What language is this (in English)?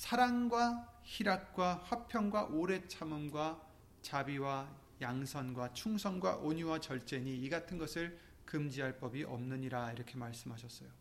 Korean